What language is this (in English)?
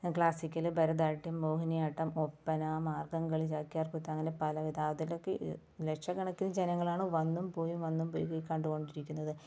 Malayalam